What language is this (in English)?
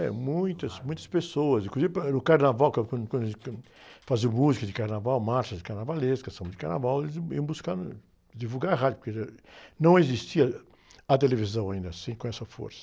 Portuguese